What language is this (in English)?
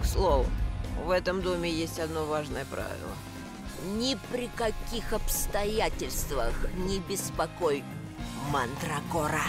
Russian